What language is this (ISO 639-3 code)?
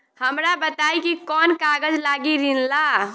bho